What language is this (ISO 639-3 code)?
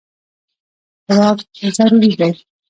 pus